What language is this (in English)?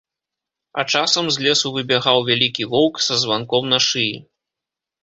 Belarusian